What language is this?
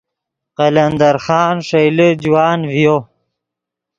Yidgha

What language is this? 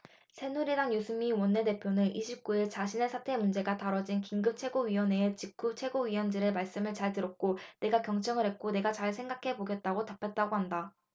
Korean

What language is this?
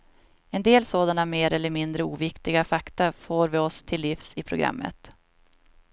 Swedish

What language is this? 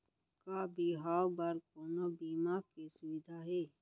Chhattisgarhi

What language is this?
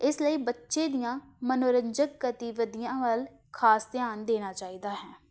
Punjabi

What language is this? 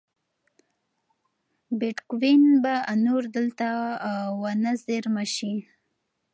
Pashto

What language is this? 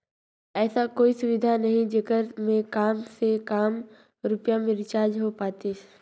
Chhattisgarhi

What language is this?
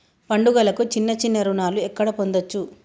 Telugu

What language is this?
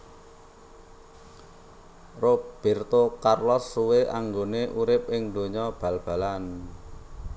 Javanese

